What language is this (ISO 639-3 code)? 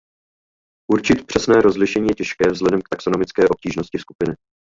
ces